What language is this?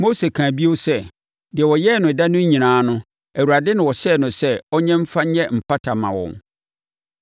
Akan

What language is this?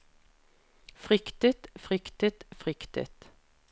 Norwegian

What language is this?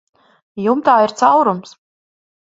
Latvian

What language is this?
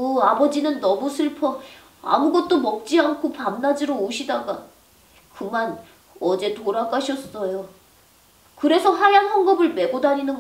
Korean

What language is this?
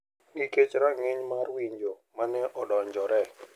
Luo (Kenya and Tanzania)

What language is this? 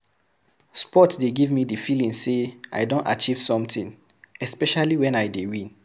Nigerian Pidgin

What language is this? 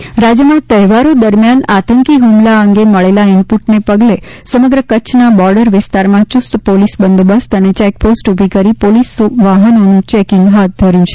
Gujarati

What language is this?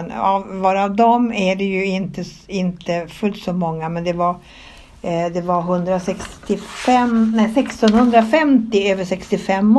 Swedish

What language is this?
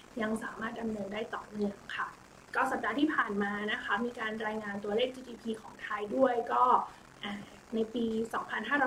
Thai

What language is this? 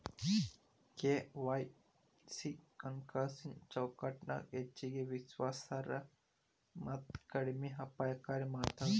Kannada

